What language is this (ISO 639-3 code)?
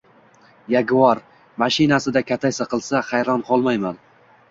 uzb